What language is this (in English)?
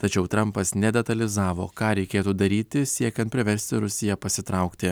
Lithuanian